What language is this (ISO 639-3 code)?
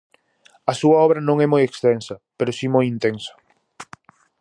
glg